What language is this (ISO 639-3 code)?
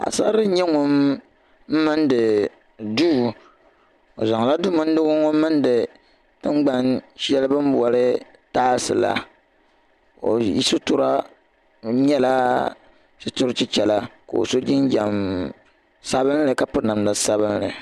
dag